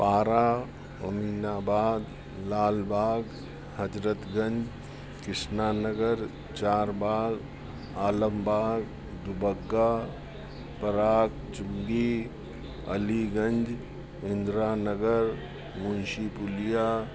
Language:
Sindhi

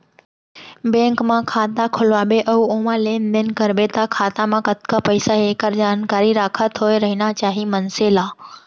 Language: Chhattisgarhi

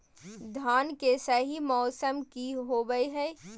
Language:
Magahi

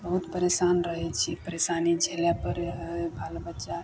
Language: Maithili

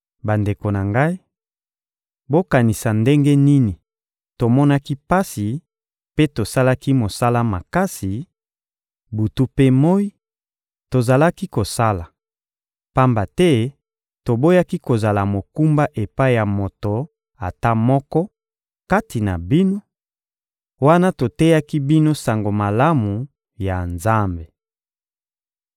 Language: Lingala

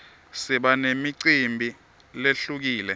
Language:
Swati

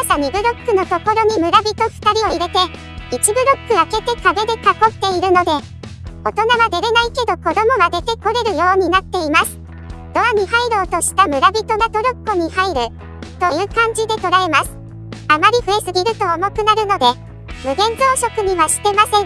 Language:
Japanese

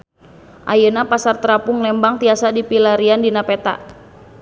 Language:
Sundanese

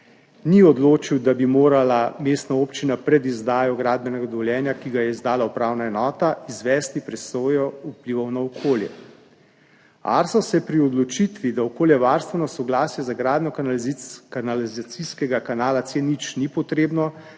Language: Slovenian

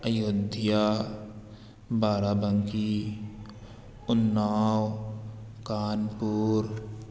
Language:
Urdu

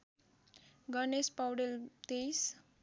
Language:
Nepali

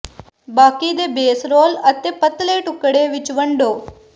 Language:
Punjabi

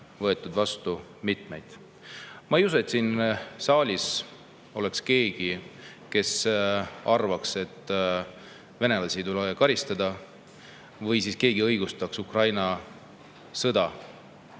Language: Estonian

